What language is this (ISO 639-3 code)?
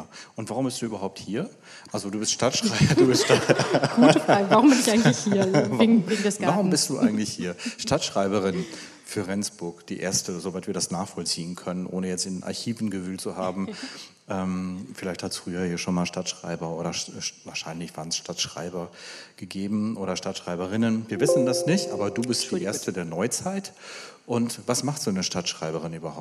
deu